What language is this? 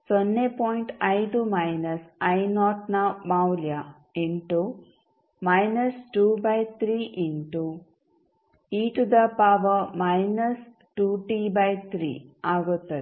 Kannada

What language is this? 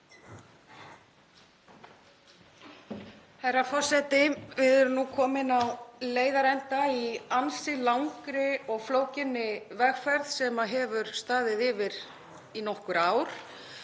Icelandic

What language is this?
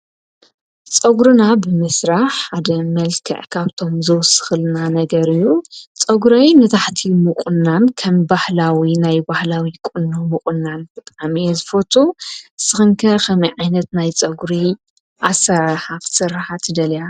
Tigrinya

